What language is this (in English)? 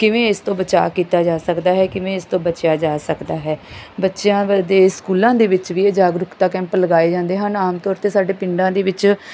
Punjabi